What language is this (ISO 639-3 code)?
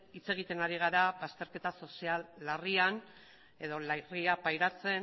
eus